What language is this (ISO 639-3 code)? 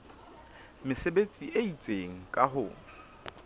sot